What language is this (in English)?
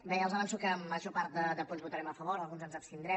Catalan